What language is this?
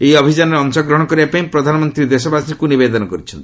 Odia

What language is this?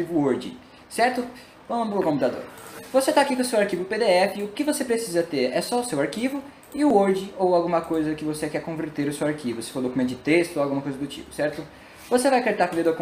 Portuguese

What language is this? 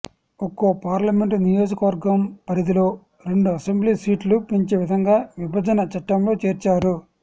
Telugu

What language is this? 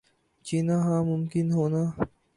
Urdu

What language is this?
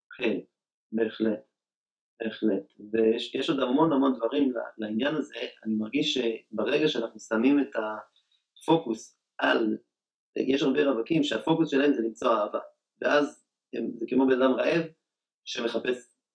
Hebrew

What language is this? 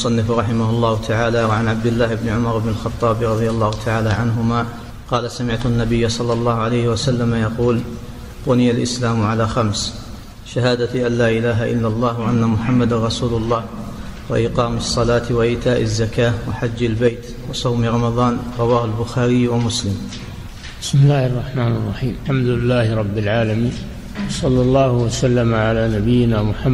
Arabic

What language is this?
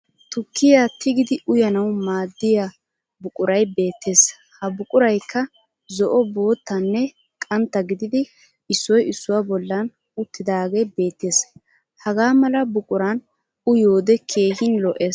Wolaytta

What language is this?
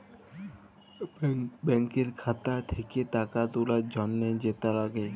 Bangla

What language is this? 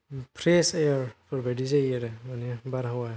Bodo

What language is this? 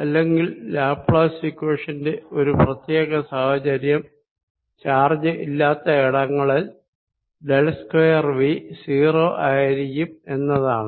Malayalam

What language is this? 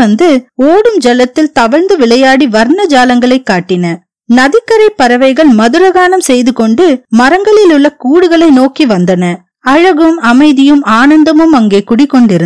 Tamil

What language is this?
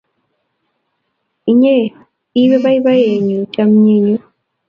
Kalenjin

